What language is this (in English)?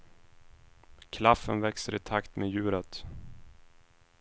Swedish